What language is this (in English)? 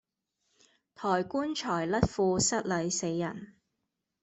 Cantonese